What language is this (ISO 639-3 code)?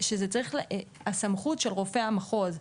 heb